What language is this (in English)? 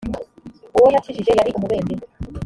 Kinyarwanda